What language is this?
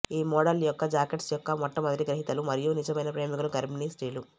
Telugu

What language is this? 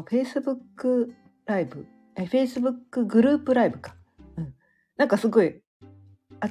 Japanese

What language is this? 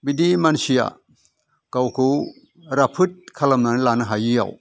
Bodo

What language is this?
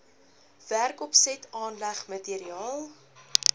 Afrikaans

